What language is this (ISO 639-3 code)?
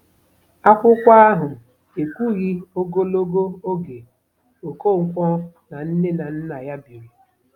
ibo